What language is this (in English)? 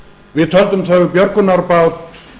Icelandic